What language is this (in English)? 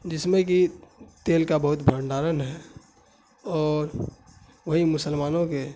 Urdu